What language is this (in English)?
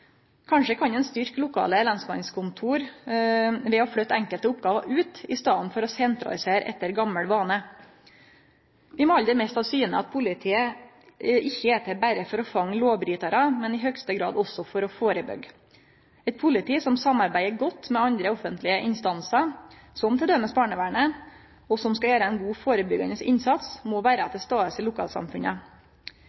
Norwegian Nynorsk